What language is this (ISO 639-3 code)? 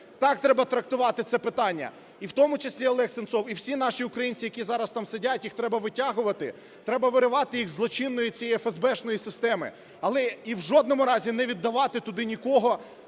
ukr